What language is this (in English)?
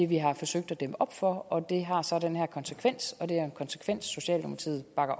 Danish